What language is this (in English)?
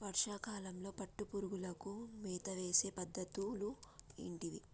Telugu